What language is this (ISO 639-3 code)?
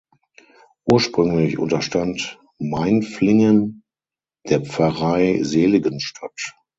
deu